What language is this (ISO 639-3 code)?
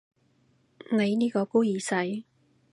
yue